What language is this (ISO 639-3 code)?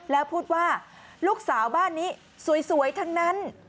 tha